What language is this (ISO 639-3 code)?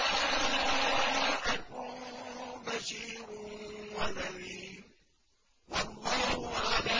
ara